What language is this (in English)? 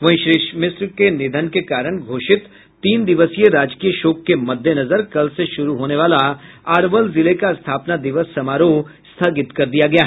Hindi